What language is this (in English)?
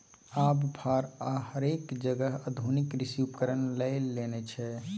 Maithili